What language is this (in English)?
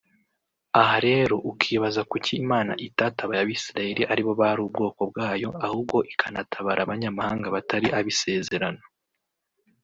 Kinyarwanda